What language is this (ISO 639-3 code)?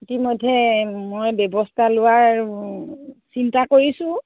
asm